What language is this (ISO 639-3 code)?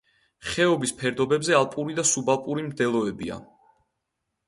kat